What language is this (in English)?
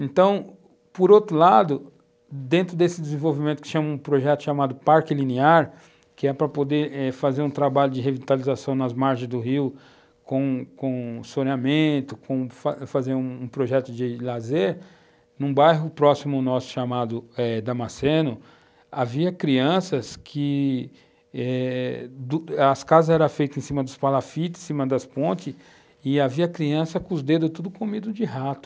Portuguese